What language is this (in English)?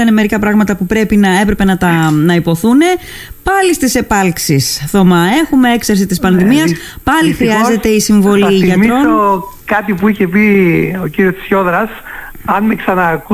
Greek